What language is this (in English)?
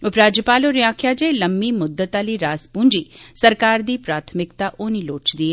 Dogri